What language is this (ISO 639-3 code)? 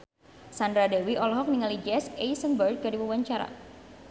sun